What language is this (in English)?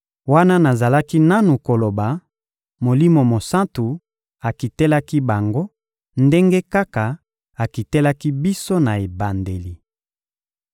Lingala